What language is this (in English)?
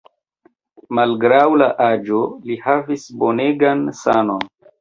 Esperanto